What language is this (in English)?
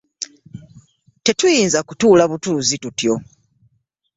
Ganda